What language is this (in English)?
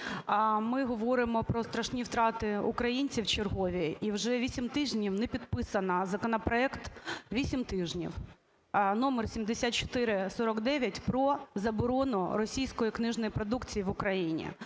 Ukrainian